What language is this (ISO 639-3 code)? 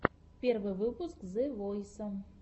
rus